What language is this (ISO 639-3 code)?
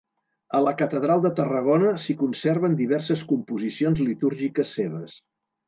cat